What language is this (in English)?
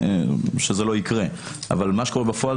Hebrew